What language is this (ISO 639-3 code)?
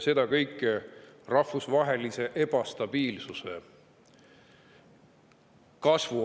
est